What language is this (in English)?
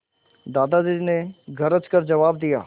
Hindi